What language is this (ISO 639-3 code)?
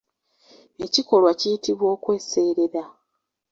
lug